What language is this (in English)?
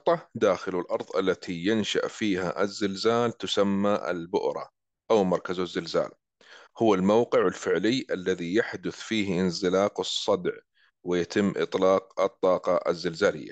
Arabic